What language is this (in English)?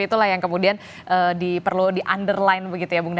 Indonesian